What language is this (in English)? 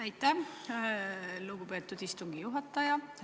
Estonian